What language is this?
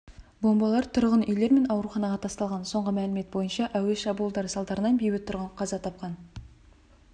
Kazakh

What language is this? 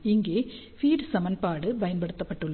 Tamil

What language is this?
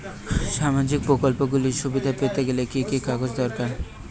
Bangla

